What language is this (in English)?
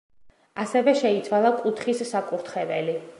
Georgian